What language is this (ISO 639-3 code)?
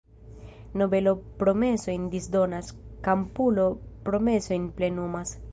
epo